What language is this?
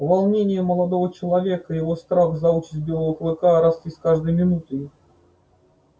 Russian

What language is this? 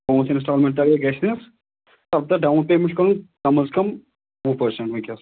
Kashmiri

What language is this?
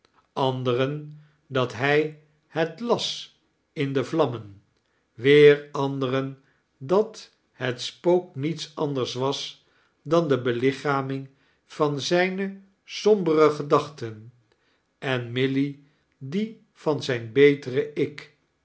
Dutch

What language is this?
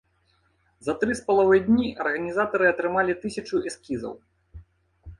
Belarusian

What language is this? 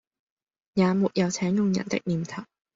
Cantonese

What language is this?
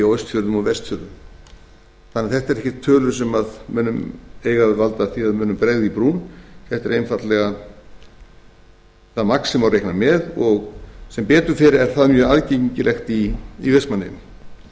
Icelandic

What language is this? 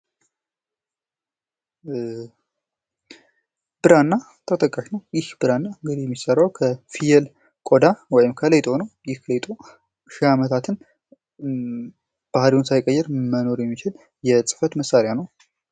Amharic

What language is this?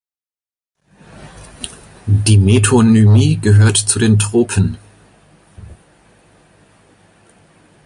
German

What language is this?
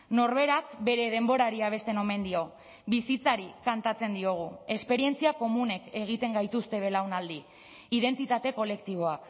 Basque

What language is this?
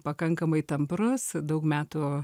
Lithuanian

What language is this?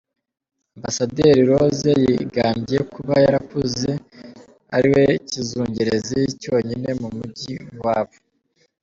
Kinyarwanda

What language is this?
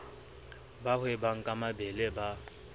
Southern Sotho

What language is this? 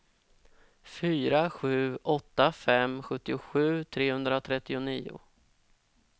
Swedish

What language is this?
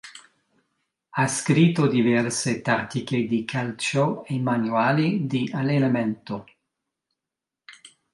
Italian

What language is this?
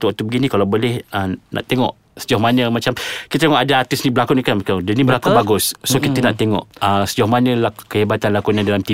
Malay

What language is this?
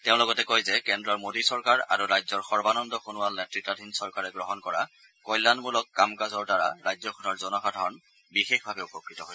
Assamese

